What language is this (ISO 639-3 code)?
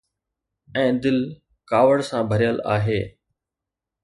snd